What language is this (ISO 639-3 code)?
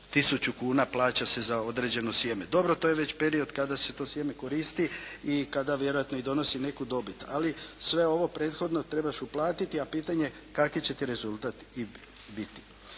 hrv